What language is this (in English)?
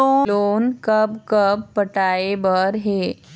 Chhattisgarhi